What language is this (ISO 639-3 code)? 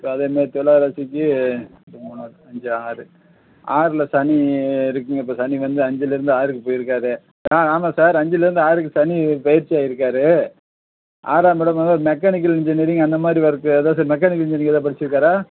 tam